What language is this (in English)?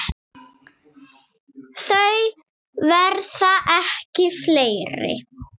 Icelandic